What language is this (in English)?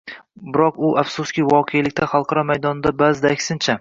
Uzbek